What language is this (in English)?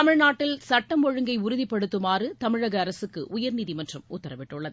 Tamil